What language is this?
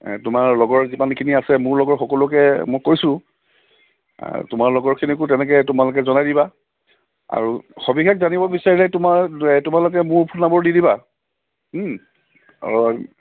Assamese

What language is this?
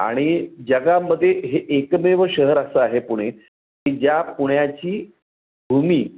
Marathi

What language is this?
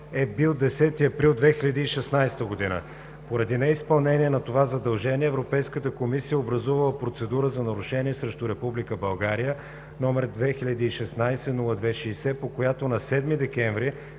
Bulgarian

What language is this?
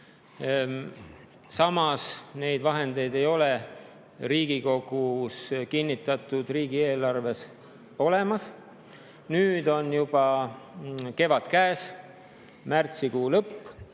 Estonian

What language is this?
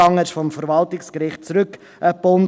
Swiss German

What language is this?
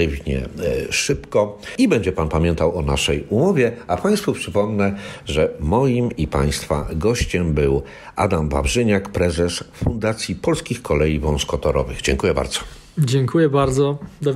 Polish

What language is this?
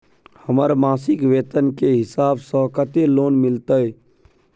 Maithili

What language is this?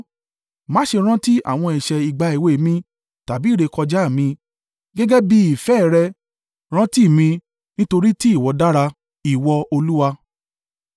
Yoruba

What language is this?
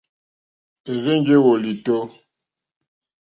Mokpwe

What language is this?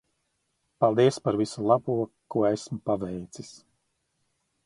Latvian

